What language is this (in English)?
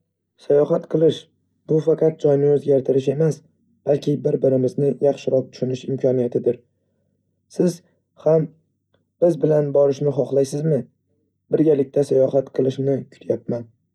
Uzbek